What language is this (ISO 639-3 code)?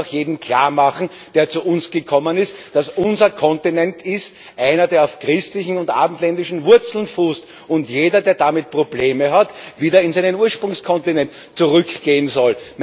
deu